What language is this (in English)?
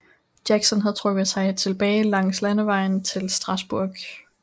Danish